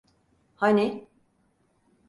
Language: Turkish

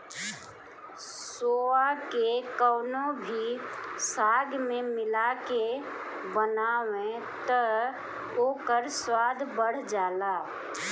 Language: Bhojpuri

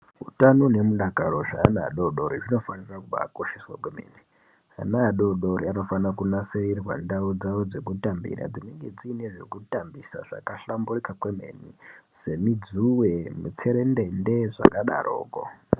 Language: Ndau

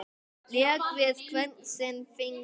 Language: Icelandic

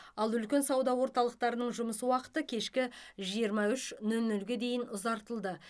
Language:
Kazakh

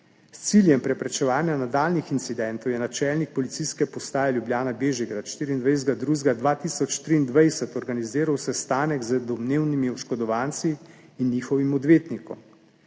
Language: Slovenian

